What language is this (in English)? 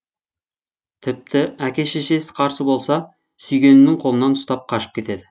Kazakh